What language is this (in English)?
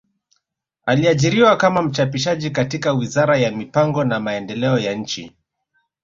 Swahili